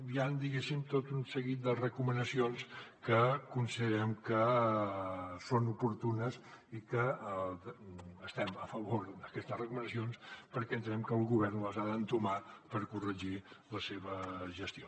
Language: Catalan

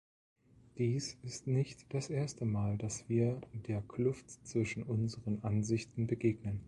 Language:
German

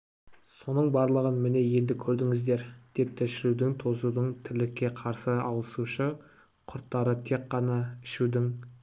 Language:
Kazakh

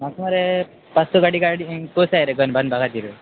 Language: Konkani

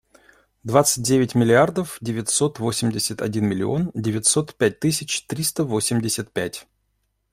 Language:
Russian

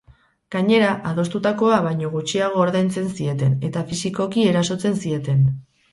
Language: Basque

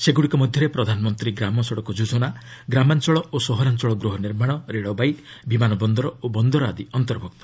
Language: Odia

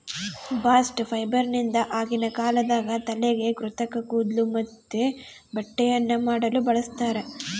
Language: Kannada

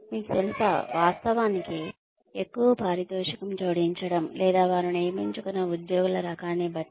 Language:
Telugu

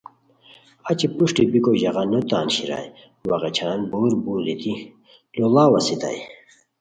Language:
Khowar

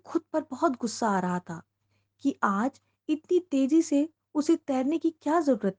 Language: Hindi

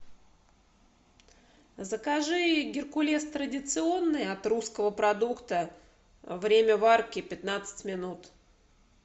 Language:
Russian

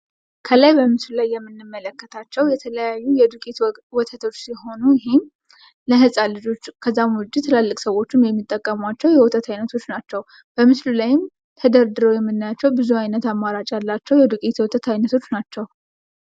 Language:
Amharic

